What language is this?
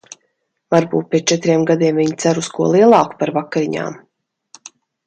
Latvian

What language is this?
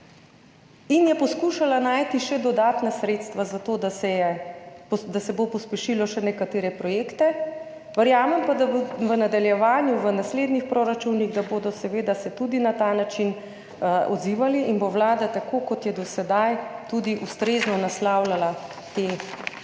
Slovenian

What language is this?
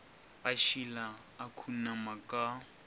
Northern Sotho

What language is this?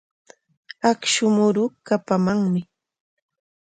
Corongo Ancash Quechua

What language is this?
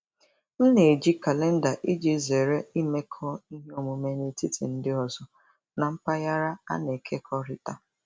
Igbo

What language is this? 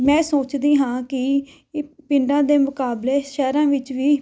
Punjabi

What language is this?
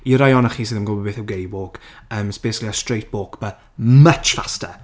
Welsh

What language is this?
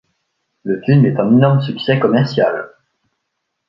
French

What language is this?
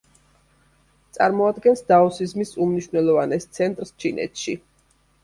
Georgian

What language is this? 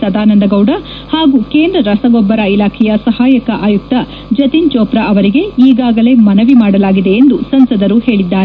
Kannada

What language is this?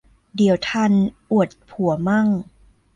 Thai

